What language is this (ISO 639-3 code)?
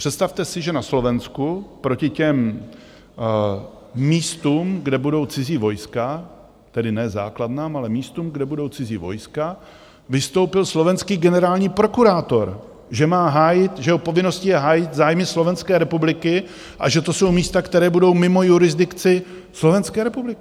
ces